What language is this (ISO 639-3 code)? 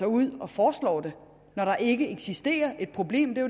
dan